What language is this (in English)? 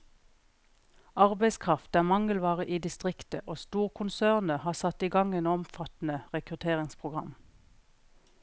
Norwegian